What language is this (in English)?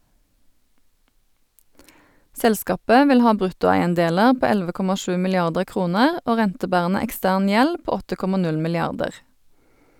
Norwegian